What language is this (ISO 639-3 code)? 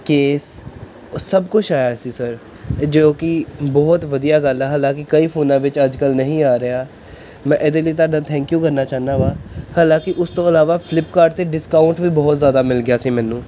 pan